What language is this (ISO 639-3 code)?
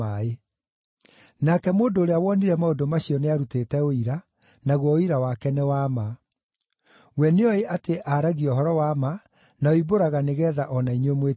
kik